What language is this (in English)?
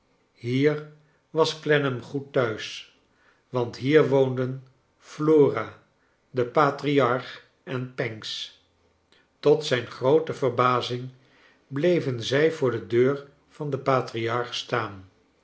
Dutch